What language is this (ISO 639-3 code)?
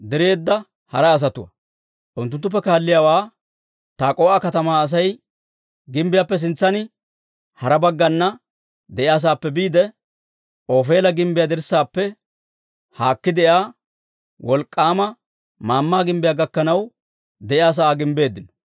dwr